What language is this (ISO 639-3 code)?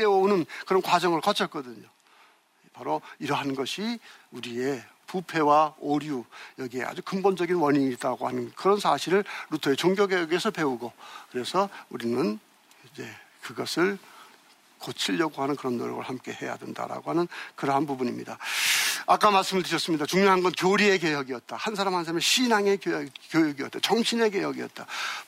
kor